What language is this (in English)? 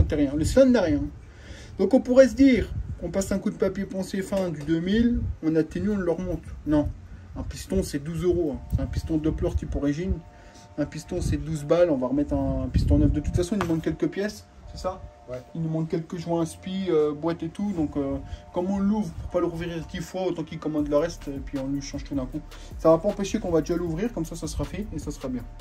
French